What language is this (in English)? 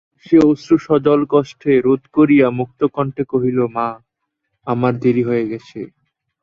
Bangla